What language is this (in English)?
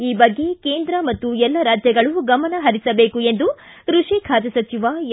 Kannada